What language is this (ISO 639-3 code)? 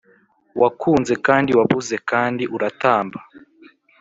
kin